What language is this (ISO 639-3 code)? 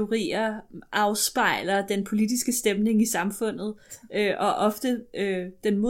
dan